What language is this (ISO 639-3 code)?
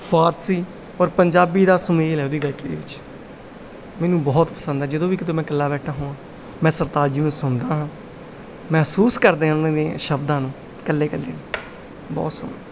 pan